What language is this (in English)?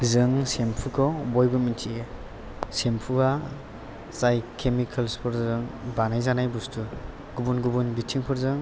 Bodo